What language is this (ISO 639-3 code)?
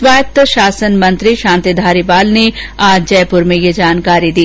hin